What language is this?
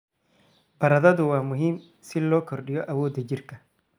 Somali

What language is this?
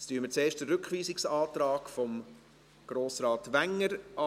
Swiss German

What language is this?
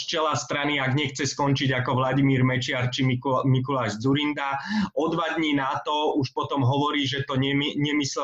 Slovak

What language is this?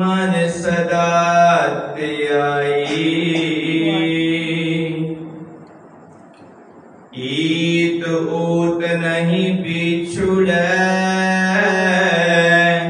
Punjabi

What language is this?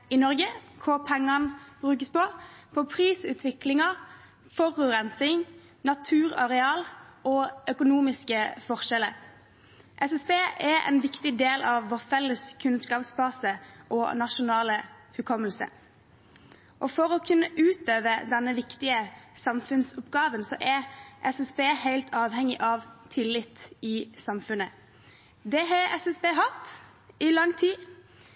Norwegian Bokmål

